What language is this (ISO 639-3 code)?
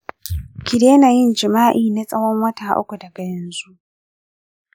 hau